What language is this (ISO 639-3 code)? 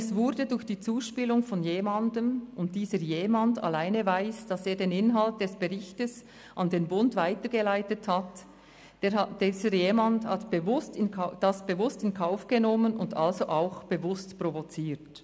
gsw